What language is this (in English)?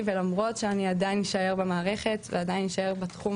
Hebrew